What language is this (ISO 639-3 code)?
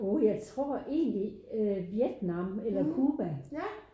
dan